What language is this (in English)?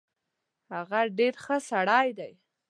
Pashto